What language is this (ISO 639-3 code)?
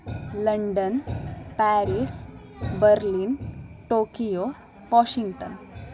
san